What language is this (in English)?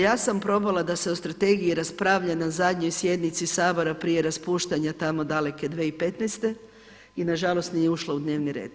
Croatian